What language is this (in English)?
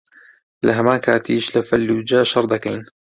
Central Kurdish